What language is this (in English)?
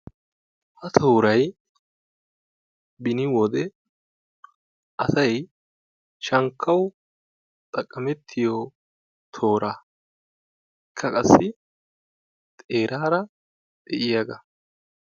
Wolaytta